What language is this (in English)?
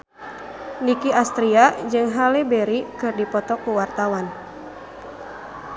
Sundanese